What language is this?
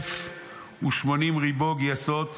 Hebrew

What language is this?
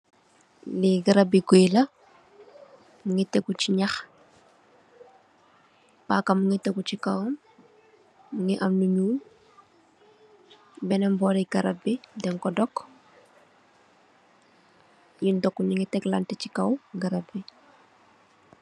Wolof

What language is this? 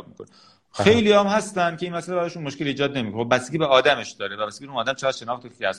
Persian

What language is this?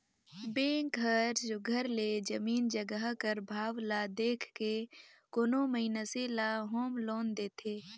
Chhattisgarhi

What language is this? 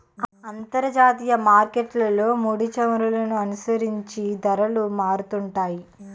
Telugu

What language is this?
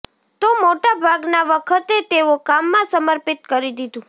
Gujarati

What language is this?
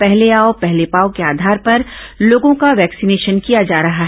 Hindi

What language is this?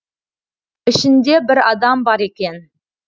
Kazakh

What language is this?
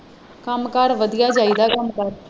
Punjabi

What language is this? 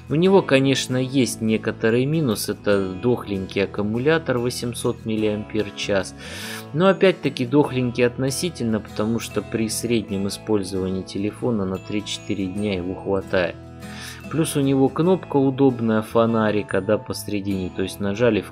Russian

